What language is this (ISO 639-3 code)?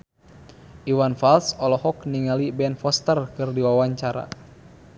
sun